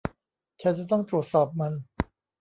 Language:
Thai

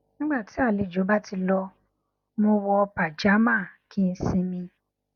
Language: Yoruba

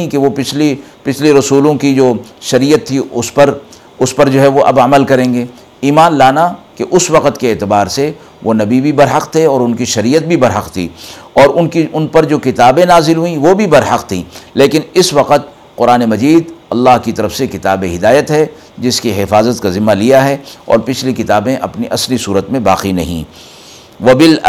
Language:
Urdu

